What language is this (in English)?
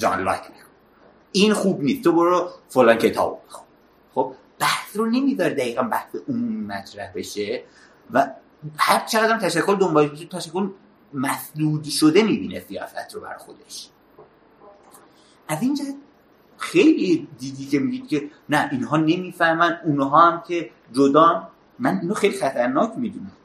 Persian